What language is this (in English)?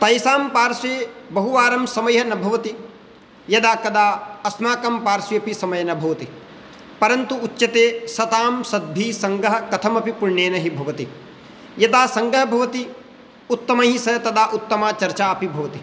Sanskrit